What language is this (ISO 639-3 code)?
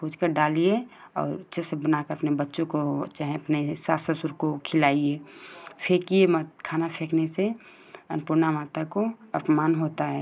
hin